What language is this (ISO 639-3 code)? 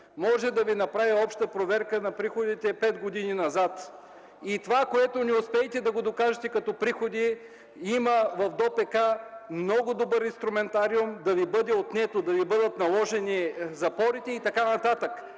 bul